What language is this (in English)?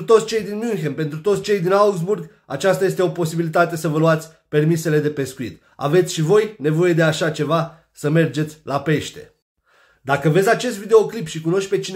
Romanian